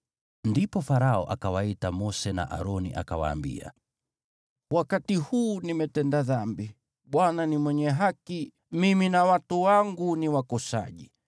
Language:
Swahili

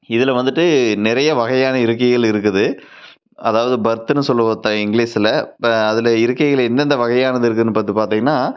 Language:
Tamil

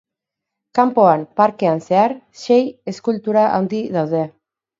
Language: Basque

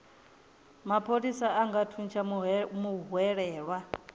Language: Venda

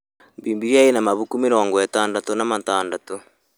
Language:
Kikuyu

